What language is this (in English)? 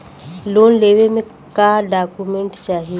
Bhojpuri